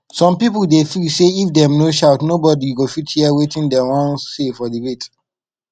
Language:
Nigerian Pidgin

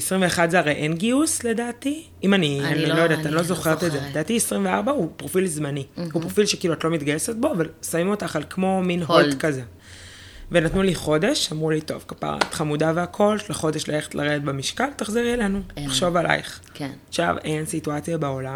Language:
Hebrew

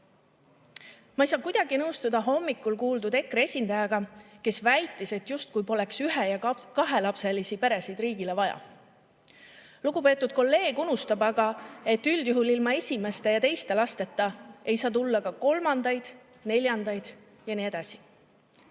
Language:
Estonian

